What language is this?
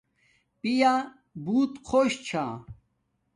Domaaki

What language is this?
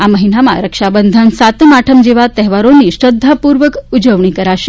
Gujarati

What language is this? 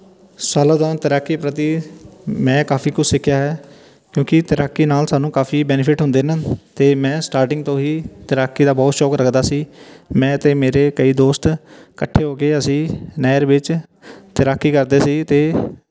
Punjabi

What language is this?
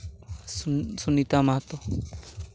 Santali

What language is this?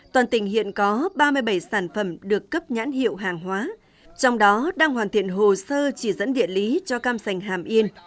Vietnamese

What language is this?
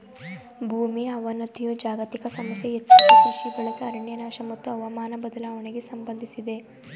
Kannada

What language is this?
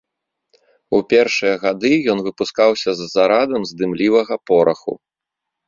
Belarusian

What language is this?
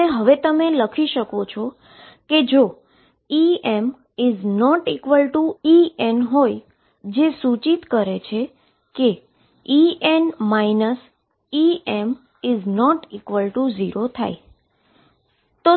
Gujarati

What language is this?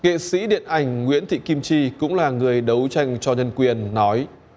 Vietnamese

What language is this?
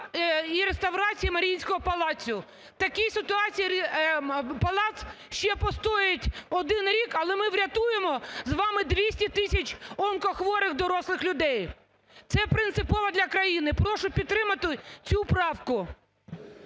Ukrainian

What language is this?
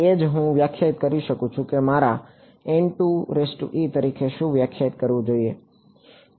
Gujarati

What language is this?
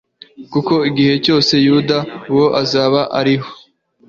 Kinyarwanda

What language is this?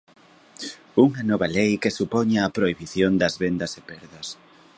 Galician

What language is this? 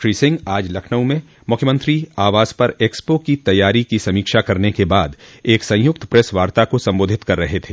Hindi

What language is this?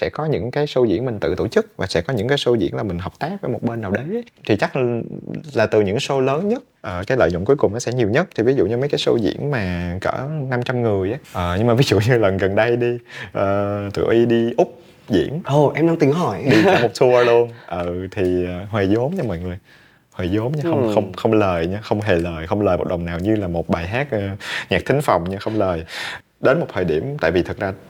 Vietnamese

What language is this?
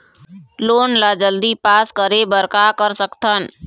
Chhattisgarhi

